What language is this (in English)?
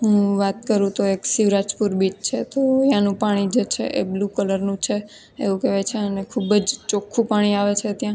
Gujarati